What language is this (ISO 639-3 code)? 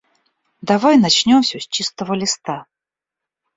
rus